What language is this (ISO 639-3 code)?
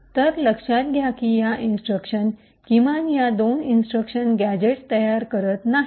mar